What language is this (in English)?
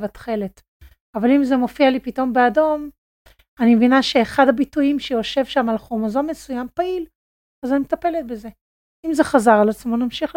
Hebrew